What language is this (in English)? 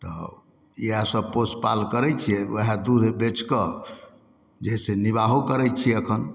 Maithili